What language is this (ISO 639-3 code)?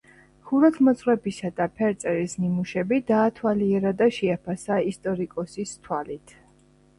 kat